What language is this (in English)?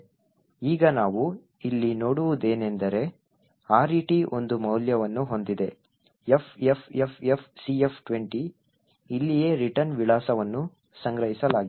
Kannada